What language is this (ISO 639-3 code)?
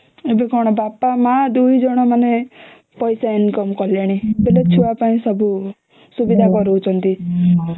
ori